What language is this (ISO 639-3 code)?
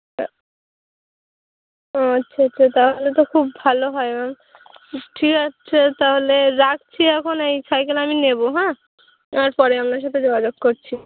ben